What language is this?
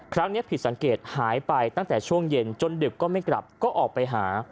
Thai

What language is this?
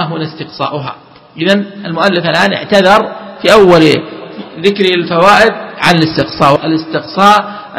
Arabic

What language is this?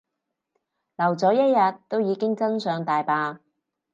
Cantonese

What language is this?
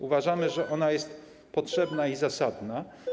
Polish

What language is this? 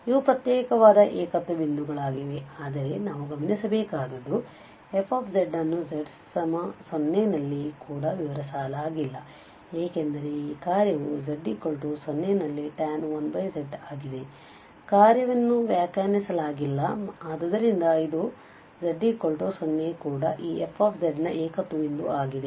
Kannada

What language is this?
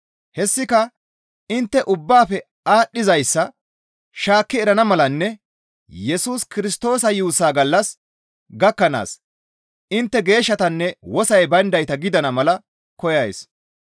Gamo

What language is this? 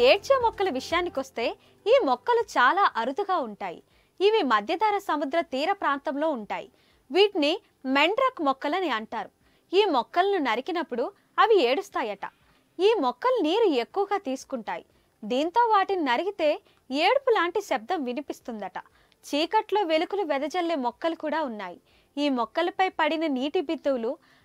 Telugu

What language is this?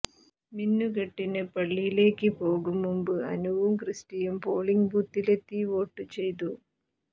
Malayalam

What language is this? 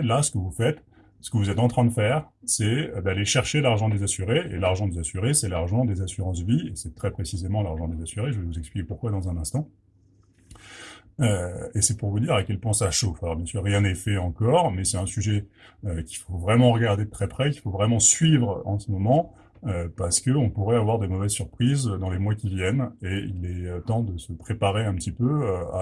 French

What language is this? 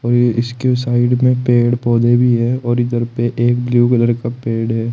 Hindi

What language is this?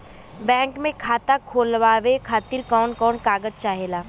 Bhojpuri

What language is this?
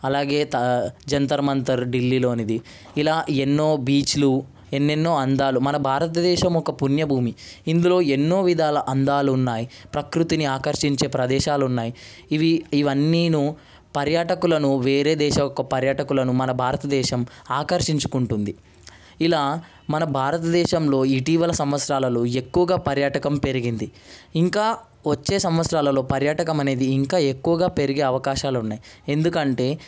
Telugu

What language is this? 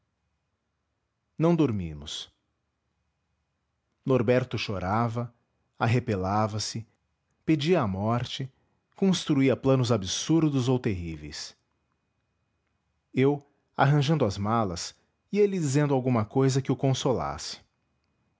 Portuguese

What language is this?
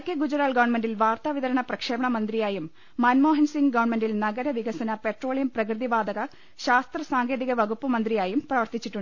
Malayalam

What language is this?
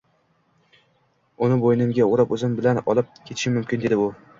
Uzbek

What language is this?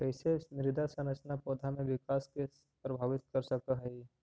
Magahi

